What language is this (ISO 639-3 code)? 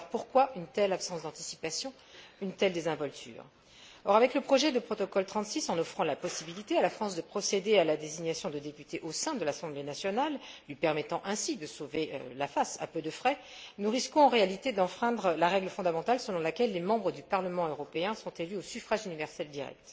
fra